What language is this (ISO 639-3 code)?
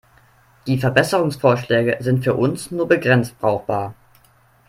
deu